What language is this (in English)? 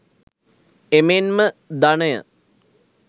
Sinhala